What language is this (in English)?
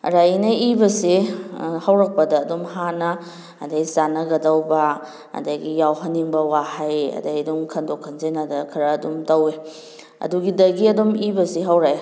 Manipuri